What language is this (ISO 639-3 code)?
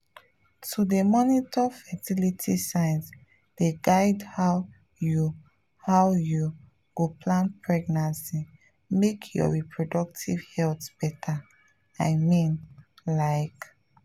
pcm